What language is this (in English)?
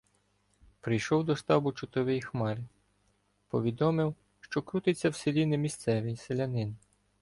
Ukrainian